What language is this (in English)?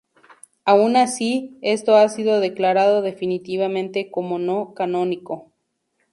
Spanish